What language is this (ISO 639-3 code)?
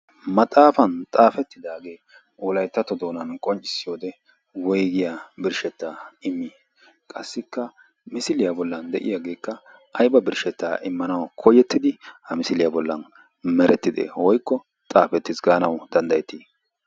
wal